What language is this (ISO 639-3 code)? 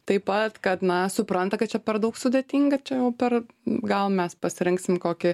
lit